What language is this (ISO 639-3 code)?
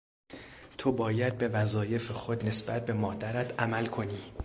fas